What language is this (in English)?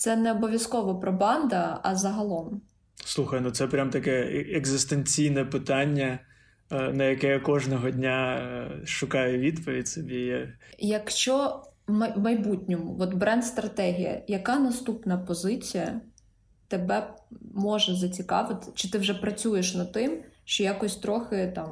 Ukrainian